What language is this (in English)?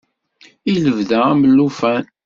Kabyle